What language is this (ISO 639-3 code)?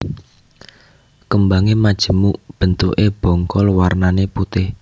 jav